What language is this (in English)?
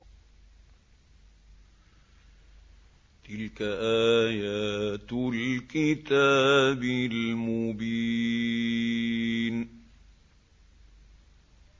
Arabic